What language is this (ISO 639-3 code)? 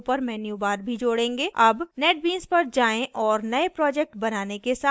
hin